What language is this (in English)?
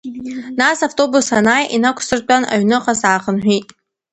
Abkhazian